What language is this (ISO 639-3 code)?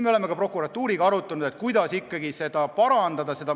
est